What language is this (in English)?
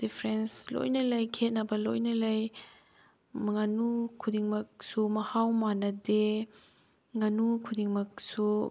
Manipuri